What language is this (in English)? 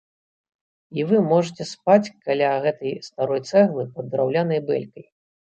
Belarusian